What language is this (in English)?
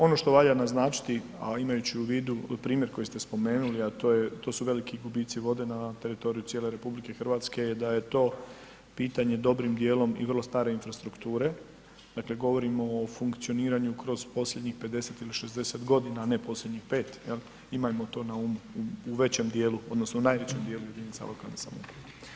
Croatian